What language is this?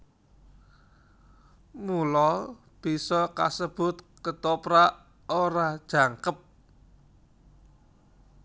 Javanese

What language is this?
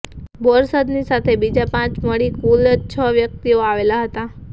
Gujarati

